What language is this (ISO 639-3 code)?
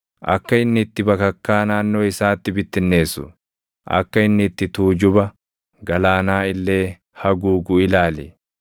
orm